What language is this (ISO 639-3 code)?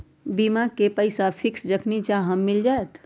mag